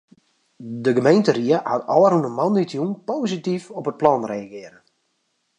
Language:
Western Frisian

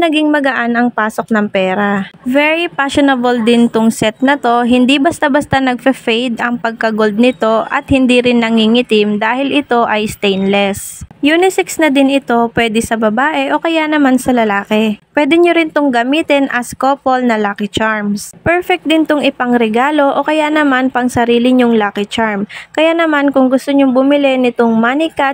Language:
Filipino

